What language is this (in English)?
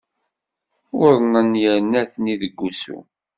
Kabyle